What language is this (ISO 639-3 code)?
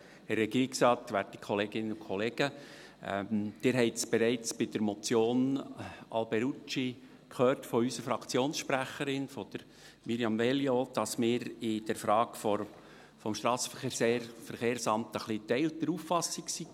gsw